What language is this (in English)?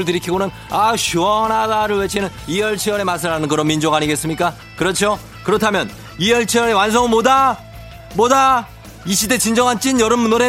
Korean